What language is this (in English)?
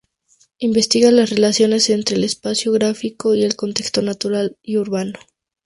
Spanish